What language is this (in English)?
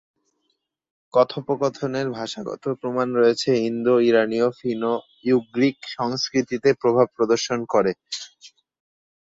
Bangla